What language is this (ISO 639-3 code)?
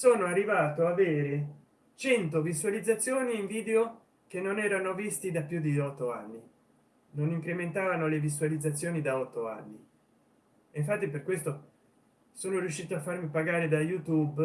ita